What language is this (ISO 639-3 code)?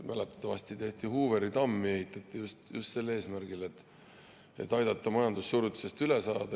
est